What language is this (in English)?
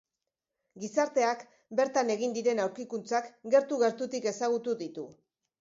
Basque